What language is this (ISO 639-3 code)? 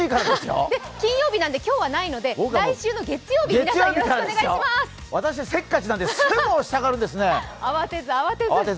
jpn